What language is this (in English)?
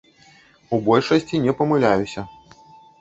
Belarusian